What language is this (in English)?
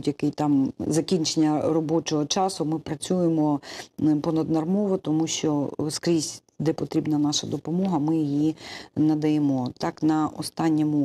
Ukrainian